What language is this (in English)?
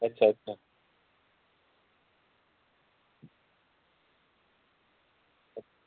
Dogri